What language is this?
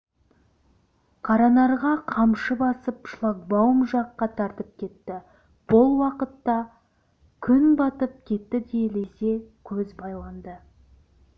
Kazakh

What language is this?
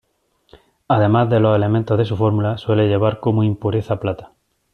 Spanish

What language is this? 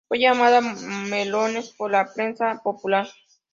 Spanish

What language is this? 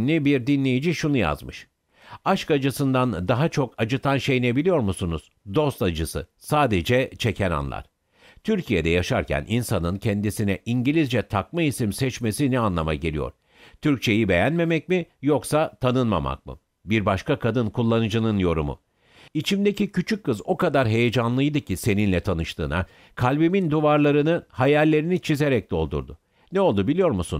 Turkish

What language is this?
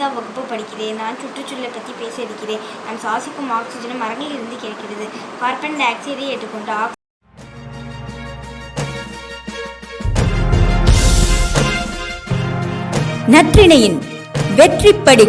Tamil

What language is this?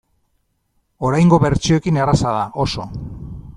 Basque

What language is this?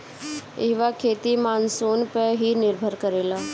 Bhojpuri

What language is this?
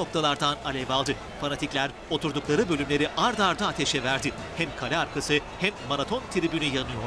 Turkish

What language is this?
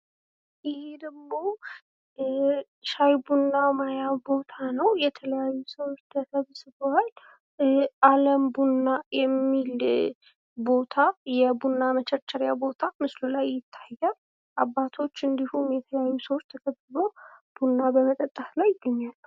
Amharic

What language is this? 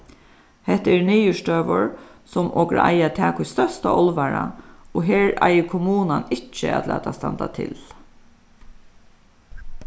Faroese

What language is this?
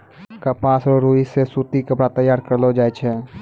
Maithili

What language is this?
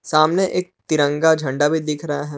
Hindi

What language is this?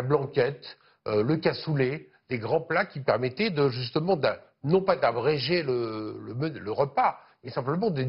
French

